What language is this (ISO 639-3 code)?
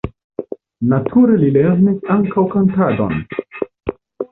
epo